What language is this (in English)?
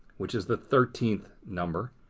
English